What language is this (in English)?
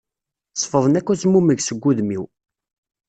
Kabyle